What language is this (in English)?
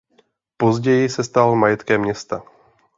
Czech